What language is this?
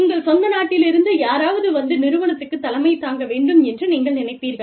Tamil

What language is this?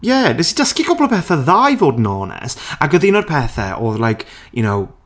Welsh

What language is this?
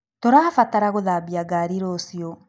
Kikuyu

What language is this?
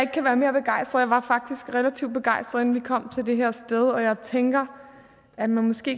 Danish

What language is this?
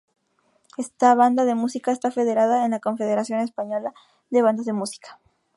Spanish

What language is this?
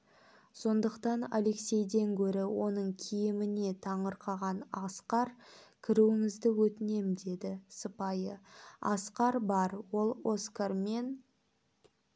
Kazakh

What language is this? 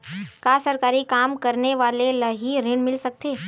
Chhattisgarhi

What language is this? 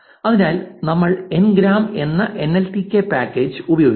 Malayalam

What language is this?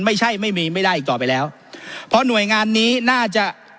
Thai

